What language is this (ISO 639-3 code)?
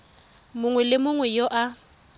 tsn